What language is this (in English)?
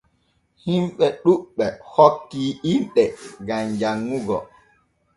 Borgu Fulfulde